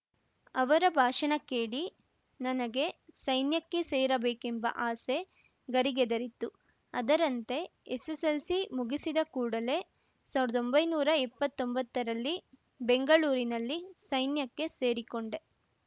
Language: Kannada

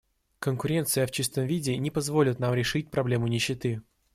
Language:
Russian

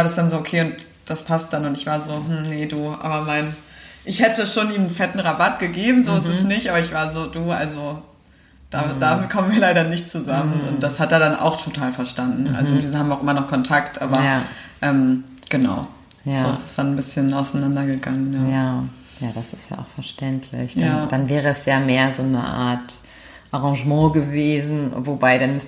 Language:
German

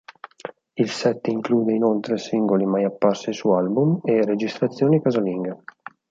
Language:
Italian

